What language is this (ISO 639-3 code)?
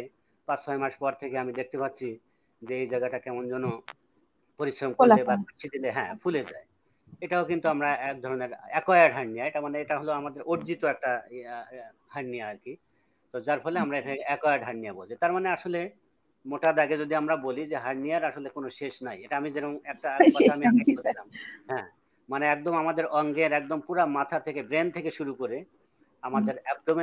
ind